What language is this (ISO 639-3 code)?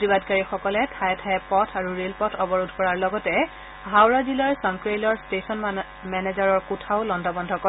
asm